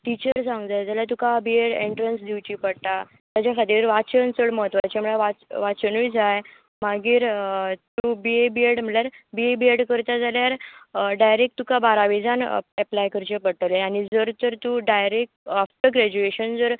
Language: Konkani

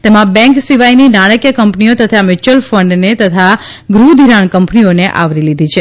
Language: Gujarati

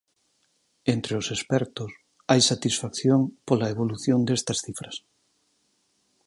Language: Galician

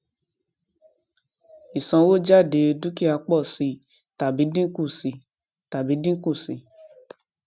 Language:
Yoruba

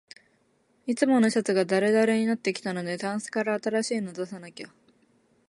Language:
Japanese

